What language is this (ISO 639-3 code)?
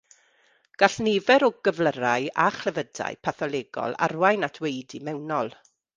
cym